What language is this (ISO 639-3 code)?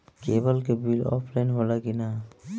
bho